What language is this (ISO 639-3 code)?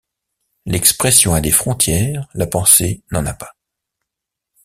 fra